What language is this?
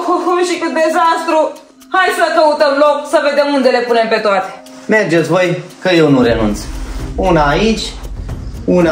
Romanian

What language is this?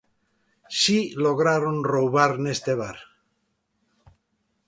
Galician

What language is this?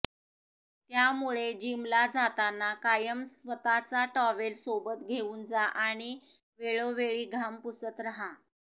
Marathi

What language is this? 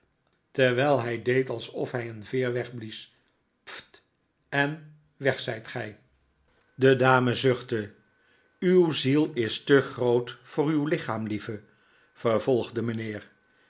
Dutch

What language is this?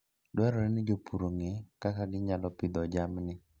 Luo (Kenya and Tanzania)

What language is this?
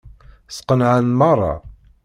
Kabyle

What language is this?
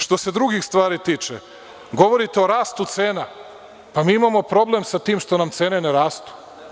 Serbian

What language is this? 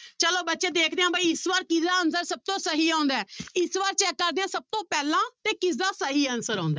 Punjabi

